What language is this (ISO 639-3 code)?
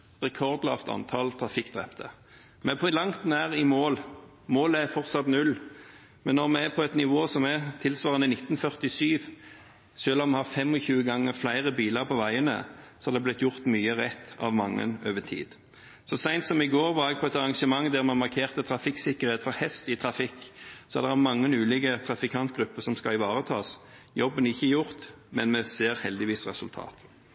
nob